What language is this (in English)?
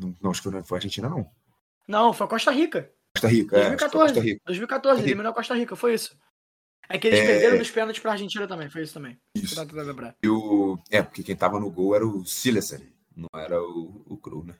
Portuguese